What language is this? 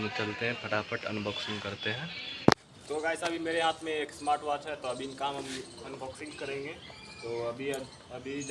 Hindi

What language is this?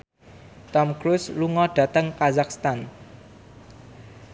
Javanese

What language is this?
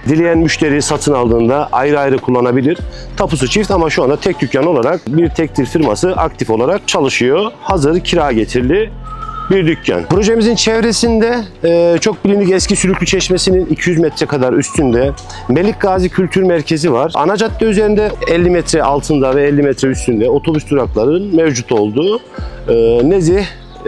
Turkish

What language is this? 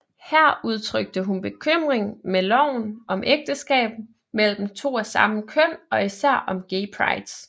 Danish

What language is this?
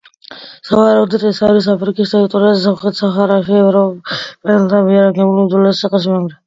Georgian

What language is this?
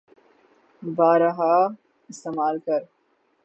Urdu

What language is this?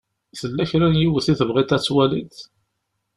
Kabyle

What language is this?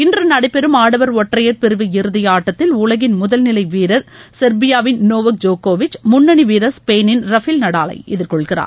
Tamil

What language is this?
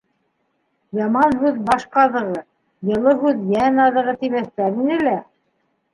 Bashkir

